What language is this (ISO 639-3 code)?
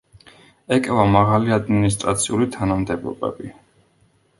kat